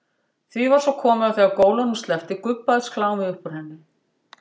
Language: Icelandic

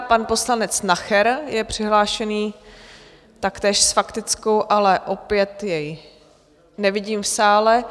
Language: Czech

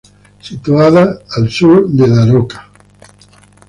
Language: Spanish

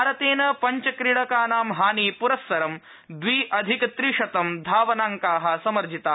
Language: Sanskrit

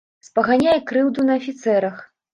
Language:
Belarusian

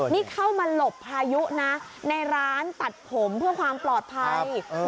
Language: Thai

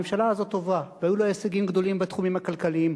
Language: Hebrew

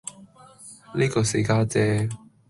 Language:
Cantonese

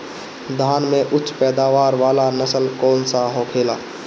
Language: Bhojpuri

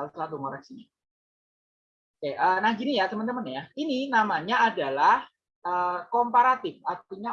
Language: Indonesian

